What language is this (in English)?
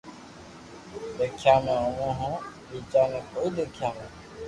Loarki